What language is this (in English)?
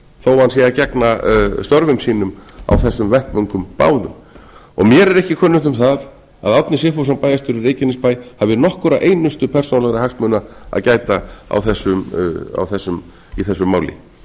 Icelandic